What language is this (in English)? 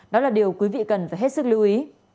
Vietnamese